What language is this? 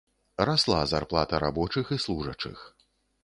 Belarusian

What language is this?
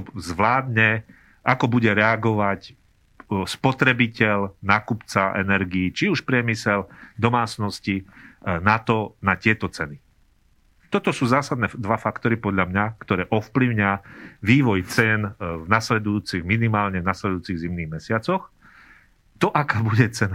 Slovak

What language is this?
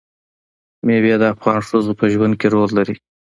Pashto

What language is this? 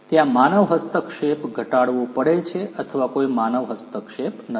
Gujarati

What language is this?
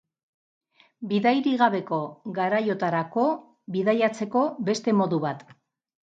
Basque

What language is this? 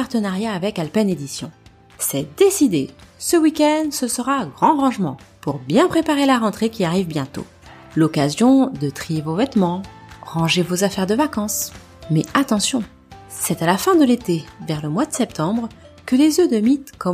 French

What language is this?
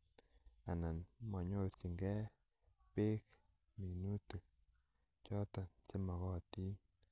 Kalenjin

